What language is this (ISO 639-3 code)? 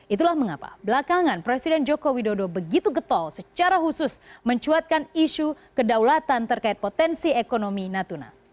ind